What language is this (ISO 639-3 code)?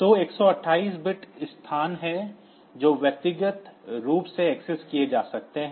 hin